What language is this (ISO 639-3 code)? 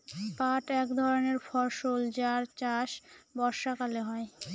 ben